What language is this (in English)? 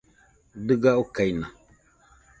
Nüpode Huitoto